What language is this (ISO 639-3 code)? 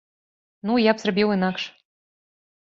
bel